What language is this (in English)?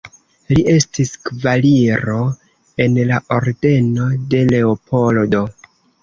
Esperanto